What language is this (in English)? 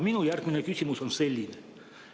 Estonian